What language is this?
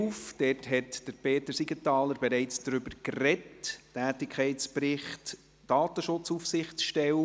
Swiss German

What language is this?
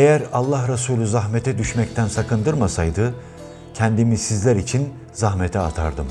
Turkish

